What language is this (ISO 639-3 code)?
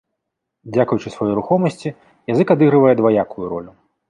bel